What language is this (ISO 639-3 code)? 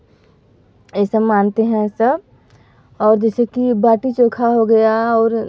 hin